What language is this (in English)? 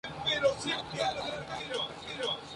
Spanish